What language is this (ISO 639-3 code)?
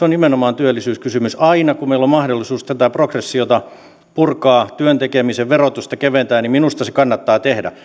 fin